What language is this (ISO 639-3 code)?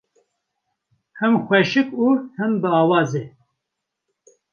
kur